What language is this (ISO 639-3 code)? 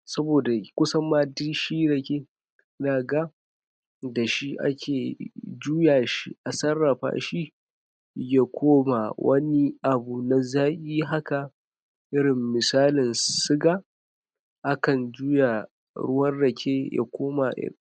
hau